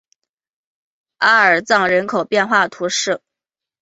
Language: Chinese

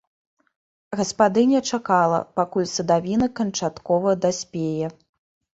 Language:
Belarusian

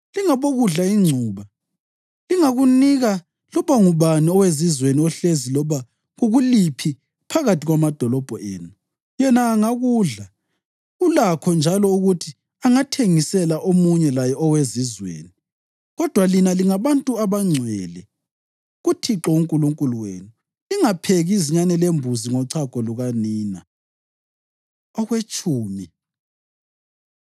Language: North Ndebele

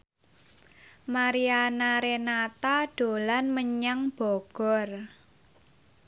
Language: Javanese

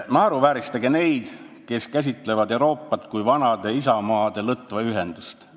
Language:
Estonian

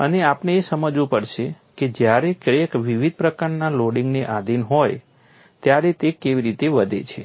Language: Gujarati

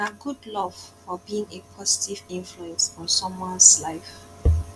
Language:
Nigerian Pidgin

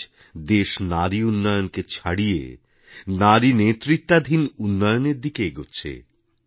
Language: Bangla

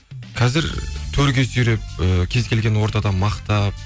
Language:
Kazakh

